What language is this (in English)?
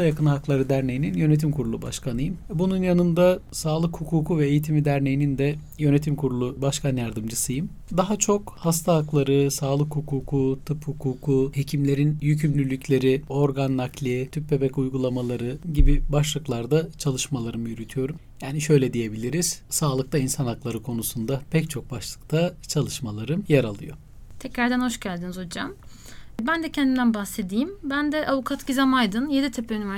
Turkish